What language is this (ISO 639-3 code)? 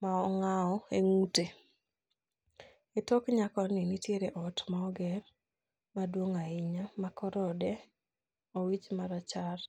luo